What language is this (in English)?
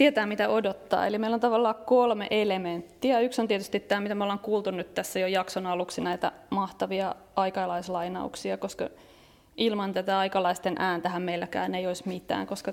Finnish